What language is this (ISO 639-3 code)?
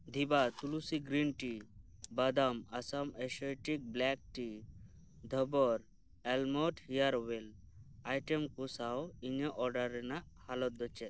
sat